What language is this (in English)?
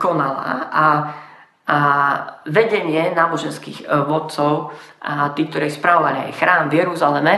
Slovak